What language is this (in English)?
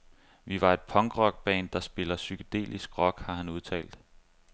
Danish